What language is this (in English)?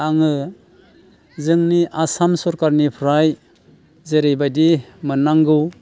Bodo